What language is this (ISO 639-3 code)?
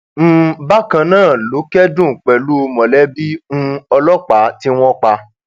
yor